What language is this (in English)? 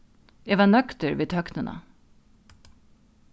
Faroese